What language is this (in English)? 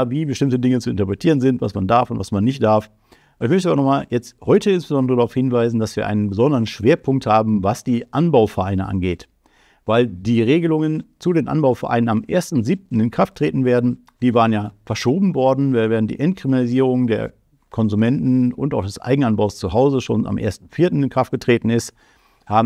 German